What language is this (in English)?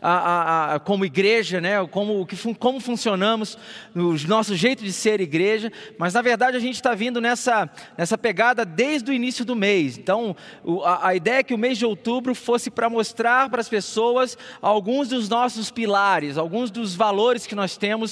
Portuguese